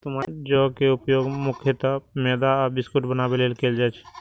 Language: Maithili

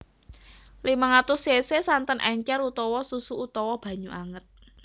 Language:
Javanese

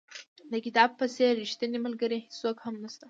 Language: Pashto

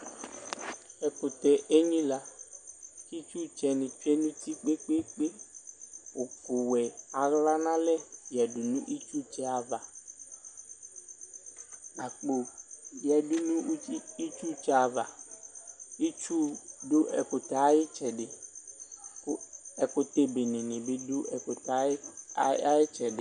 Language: Ikposo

